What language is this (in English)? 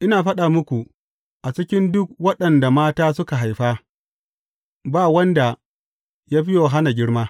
Hausa